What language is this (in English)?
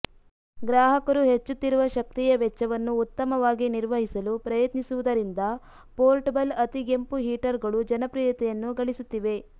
Kannada